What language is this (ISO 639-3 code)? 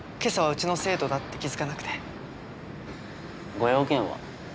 jpn